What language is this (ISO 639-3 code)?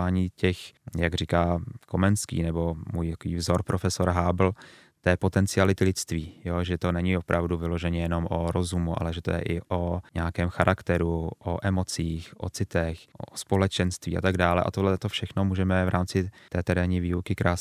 ces